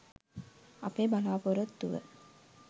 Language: Sinhala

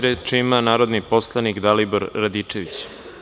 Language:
Serbian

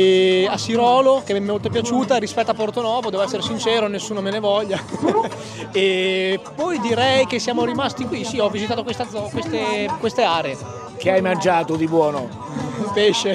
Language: Italian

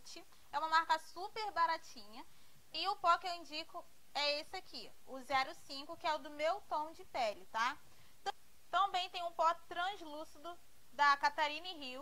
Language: Portuguese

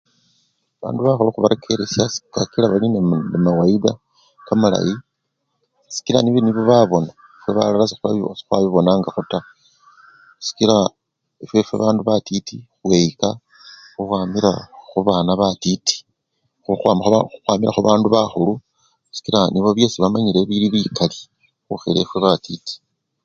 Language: Luyia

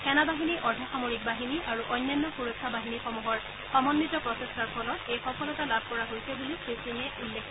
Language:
Assamese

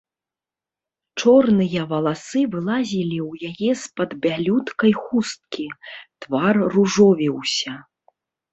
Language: Belarusian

